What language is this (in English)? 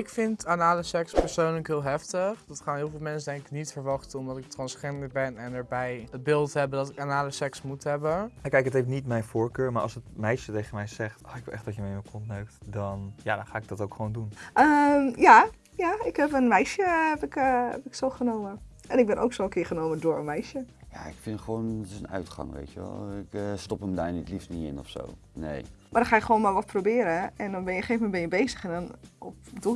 Dutch